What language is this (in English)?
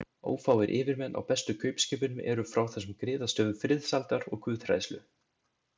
Icelandic